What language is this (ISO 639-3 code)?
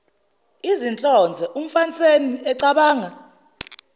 zul